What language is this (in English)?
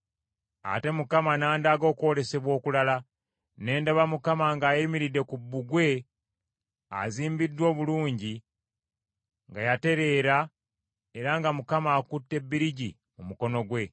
Ganda